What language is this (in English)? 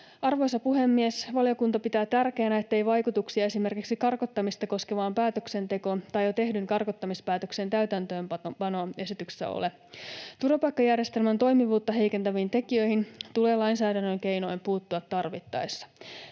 Finnish